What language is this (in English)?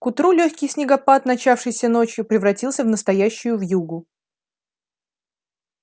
Russian